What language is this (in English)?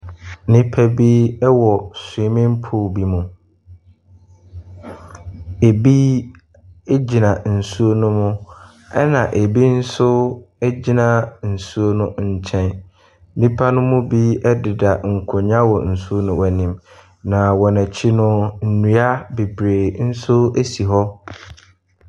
Akan